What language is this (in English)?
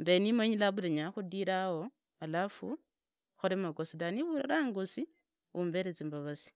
Idakho-Isukha-Tiriki